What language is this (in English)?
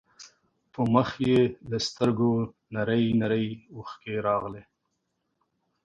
Pashto